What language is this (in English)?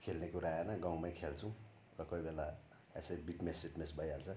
Nepali